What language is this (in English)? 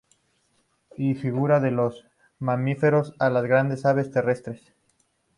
Spanish